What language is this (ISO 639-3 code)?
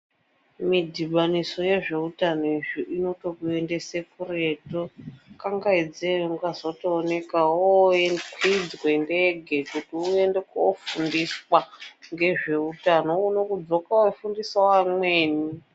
ndc